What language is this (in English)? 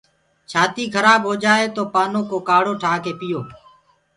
Gurgula